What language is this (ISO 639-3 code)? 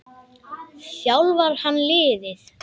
isl